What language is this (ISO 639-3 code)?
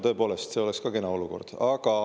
est